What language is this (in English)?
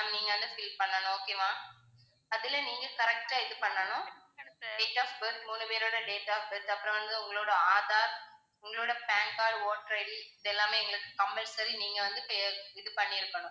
Tamil